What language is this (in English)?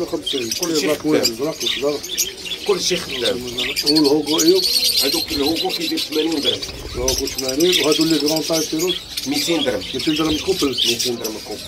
Arabic